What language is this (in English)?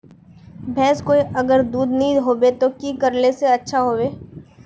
Magahi